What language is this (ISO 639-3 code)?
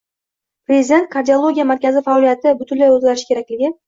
uzb